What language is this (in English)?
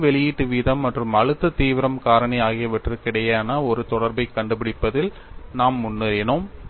Tamil